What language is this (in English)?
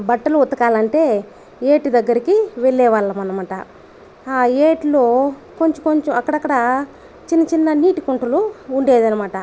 Telugu